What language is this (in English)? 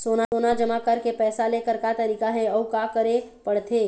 Chhattisgarhi